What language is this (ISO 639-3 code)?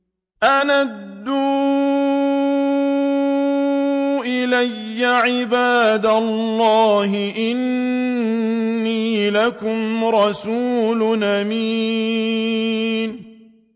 ara